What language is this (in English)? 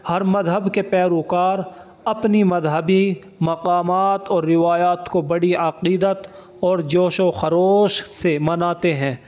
Urdu